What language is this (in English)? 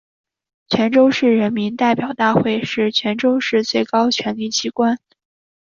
Chinese